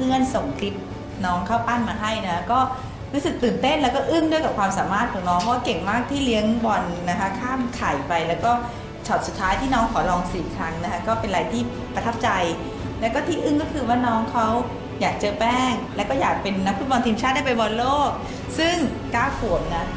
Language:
Thai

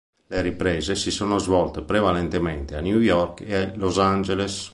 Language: Italian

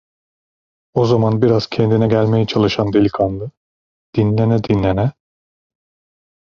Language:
Turkish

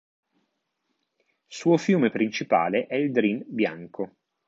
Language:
Italian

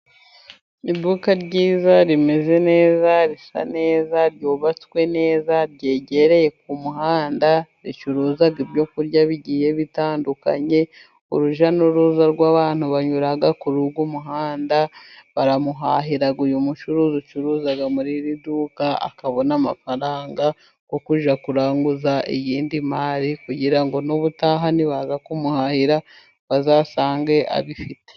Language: Kinyarwanda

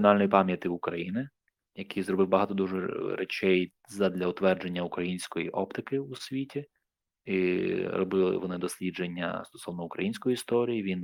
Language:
Ukrainian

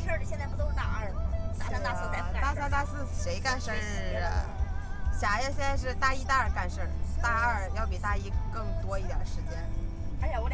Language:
Chinese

